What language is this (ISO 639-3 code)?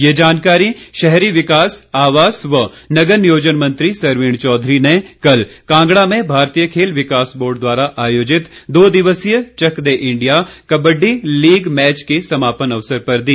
hin